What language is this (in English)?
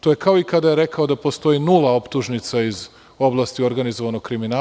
Serbian